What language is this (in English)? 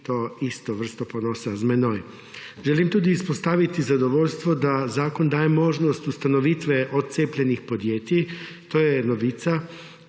Slovenian